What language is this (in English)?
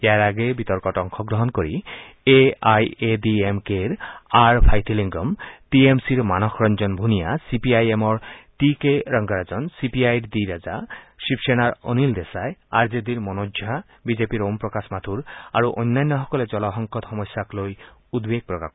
Assamese